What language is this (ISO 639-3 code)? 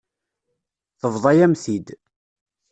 kab